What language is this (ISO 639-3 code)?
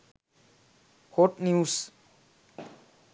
sin